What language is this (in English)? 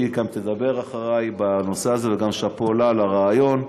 Hebrew